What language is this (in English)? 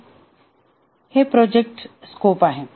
Marathi